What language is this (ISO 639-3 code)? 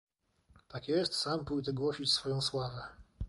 pol